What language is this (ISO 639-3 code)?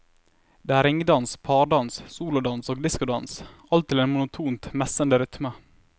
nor